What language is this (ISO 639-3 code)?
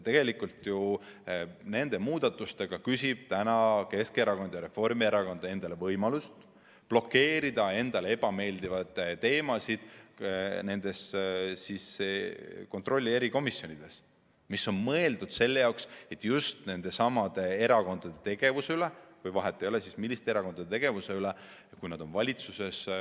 est